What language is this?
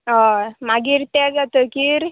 Konkani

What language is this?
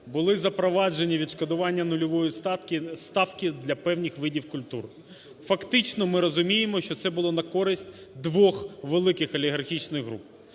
Ukrainian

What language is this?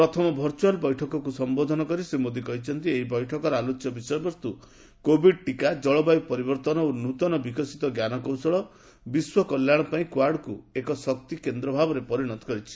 Odia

